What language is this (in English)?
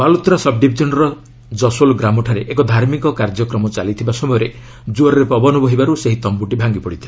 Odia